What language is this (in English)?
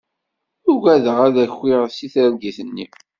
Kabyle